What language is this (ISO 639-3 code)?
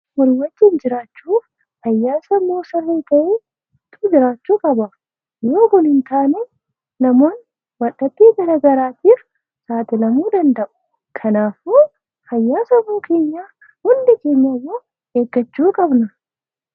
orm